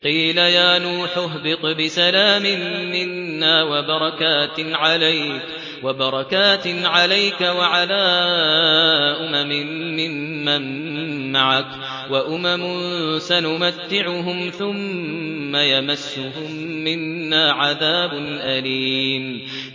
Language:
Arabic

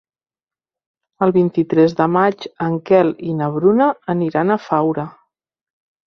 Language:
Catalan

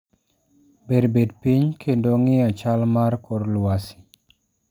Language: Luo (Kenya and Tanzania)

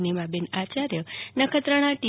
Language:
Gujarati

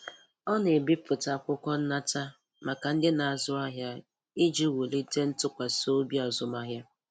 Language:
Igbo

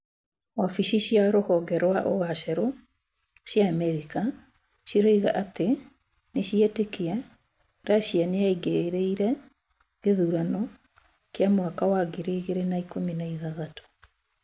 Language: Kikuyu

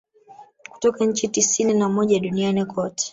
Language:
Swahili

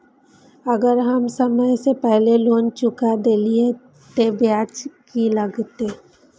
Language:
Maithili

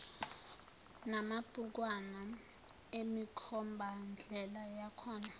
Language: Zulu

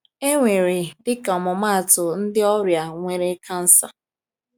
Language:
Igbo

